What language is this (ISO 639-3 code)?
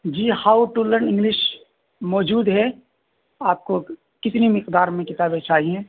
urd